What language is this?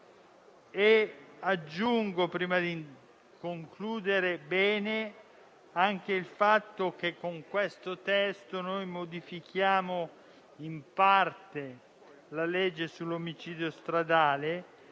Italian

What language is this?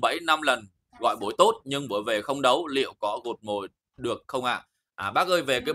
Vietnamese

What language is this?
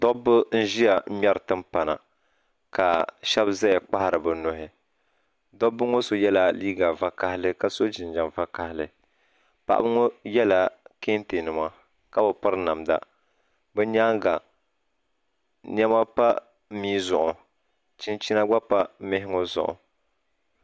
Dagbani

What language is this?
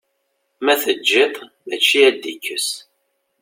Kabyle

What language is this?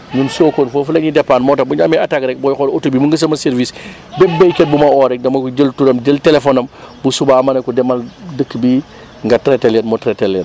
Wolof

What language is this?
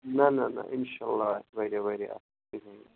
Kashmiri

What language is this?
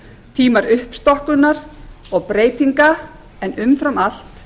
Icelandic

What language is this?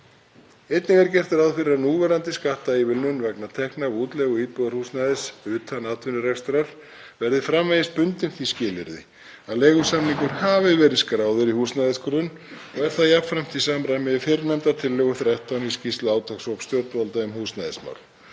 Icelandic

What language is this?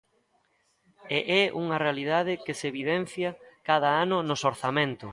Galician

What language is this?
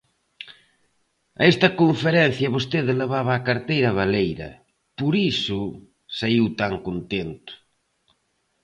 Galician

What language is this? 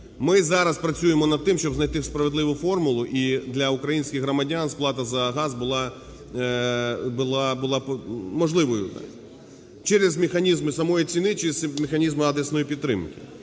Ukrainian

